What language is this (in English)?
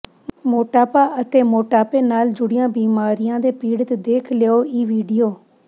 Punjabi